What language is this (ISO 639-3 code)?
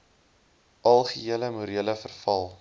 afr